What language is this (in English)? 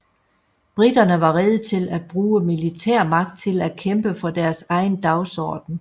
Danish